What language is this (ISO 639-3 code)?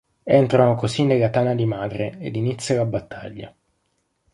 ita